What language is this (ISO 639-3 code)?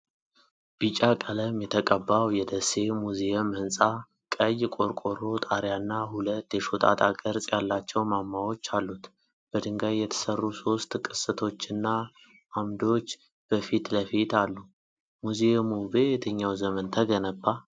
amh